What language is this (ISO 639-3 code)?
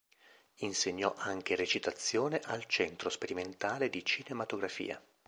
ita